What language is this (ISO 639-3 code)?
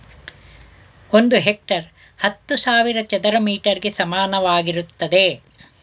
kan